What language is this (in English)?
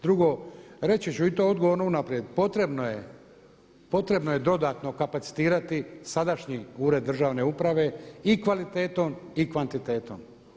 Croatian